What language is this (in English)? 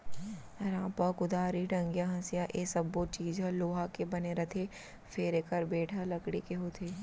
Chhattisgarhi